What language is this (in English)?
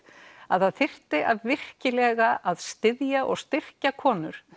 Icelandic